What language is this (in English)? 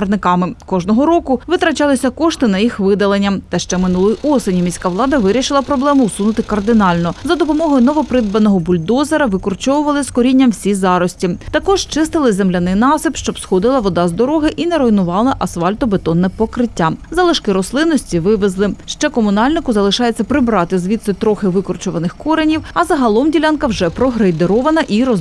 Ukrainian